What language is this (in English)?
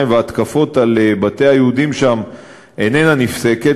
Hebrew